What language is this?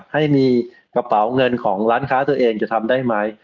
Thai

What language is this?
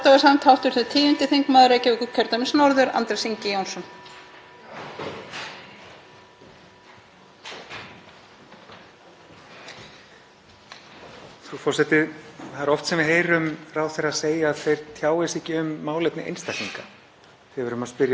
Icelandic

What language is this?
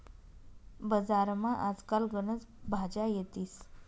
Marathi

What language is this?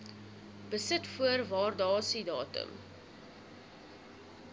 Afrikaans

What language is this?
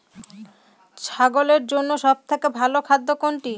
Bangla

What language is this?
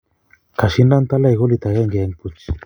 Kalenjin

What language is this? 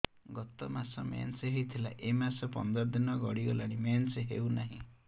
Odia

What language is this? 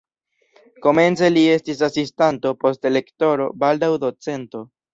Esperanto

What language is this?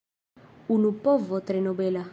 Esperanto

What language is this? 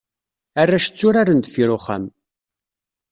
Kabyle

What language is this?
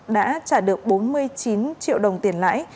Vietnamese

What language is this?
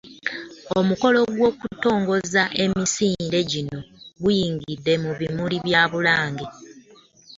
Ganda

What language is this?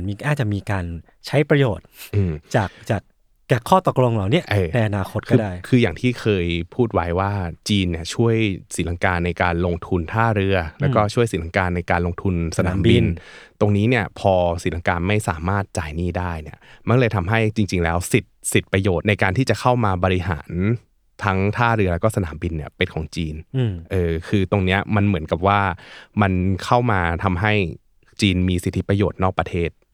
Thai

